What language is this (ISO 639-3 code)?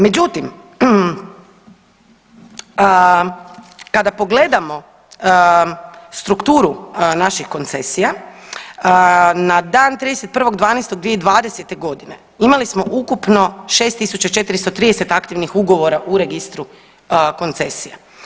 hrv